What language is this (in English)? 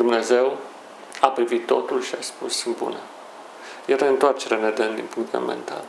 Romanian